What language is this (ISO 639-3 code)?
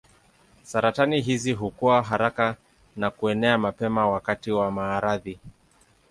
swa